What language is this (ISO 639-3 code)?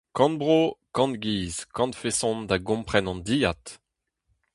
bre